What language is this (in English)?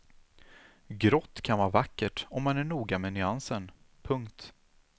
Swedish